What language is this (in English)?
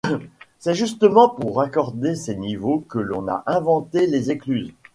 French